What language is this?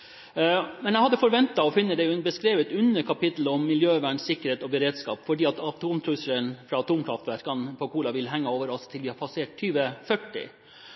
Norwegian Bokmål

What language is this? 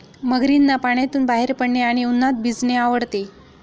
Marathi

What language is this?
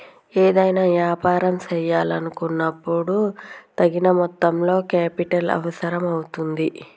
Telugu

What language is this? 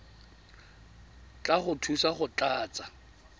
Tswana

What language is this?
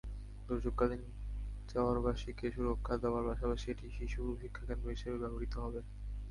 Bangla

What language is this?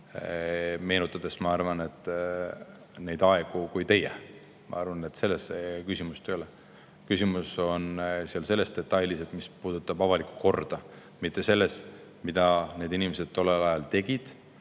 Estonian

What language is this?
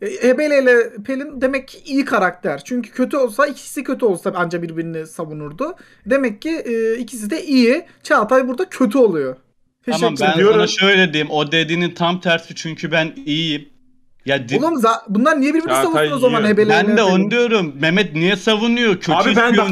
Turkish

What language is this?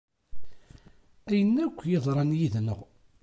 Kabyle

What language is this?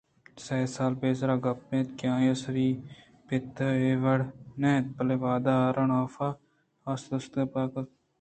Eastern Balochi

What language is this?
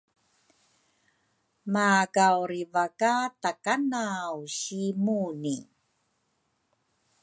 Rukai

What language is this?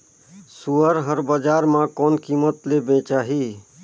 Chhattisgarhi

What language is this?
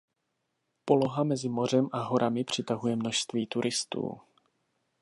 Czech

